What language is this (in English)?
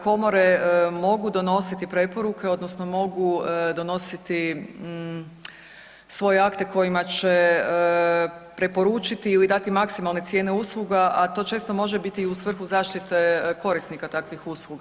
Croatian